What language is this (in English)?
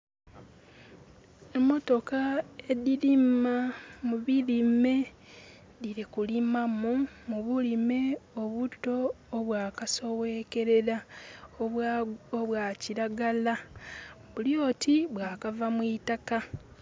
Soga